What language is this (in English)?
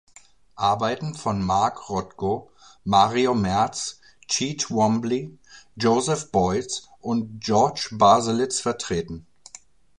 German